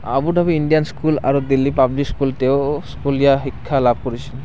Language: Assamese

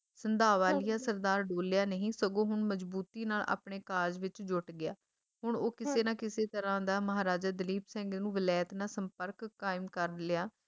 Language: Punjabi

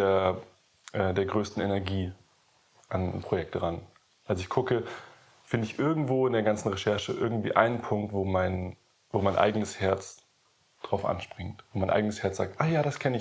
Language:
German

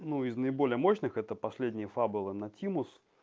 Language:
Russian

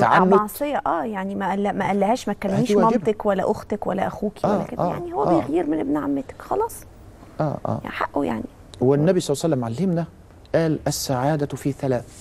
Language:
Arabic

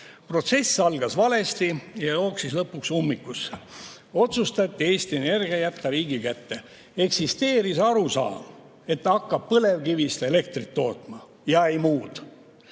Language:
Estonian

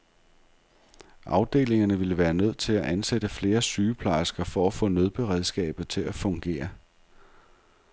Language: Danish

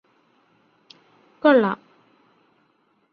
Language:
Malayalam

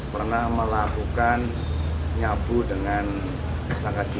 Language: Indonesian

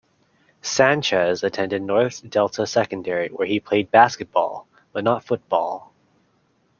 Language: English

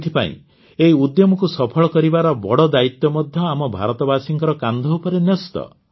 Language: Odia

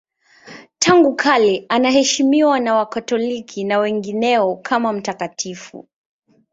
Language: Swahili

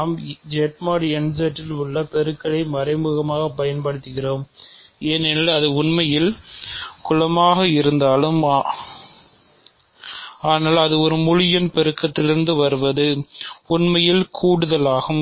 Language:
Tamil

